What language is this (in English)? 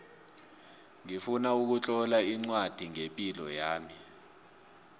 South Ndebele